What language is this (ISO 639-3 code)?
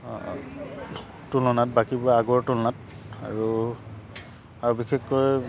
asm